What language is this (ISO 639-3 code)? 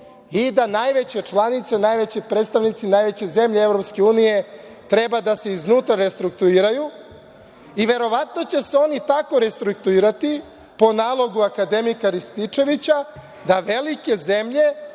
srp